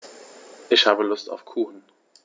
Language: German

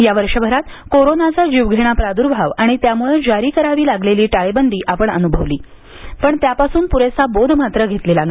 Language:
Marathi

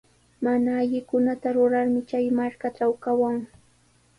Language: Sihuas Ancash Quechua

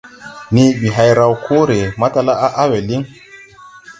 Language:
Tupuri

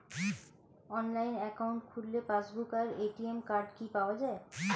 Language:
Bangla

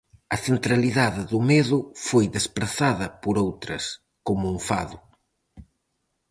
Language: Galician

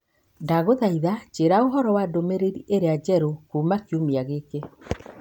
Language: Kikuyu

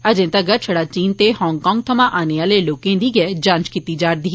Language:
Dogri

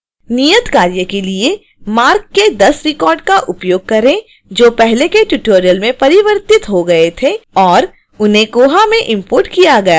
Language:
Hindi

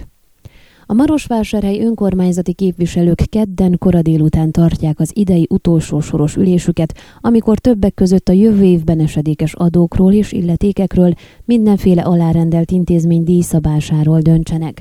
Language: Hungarian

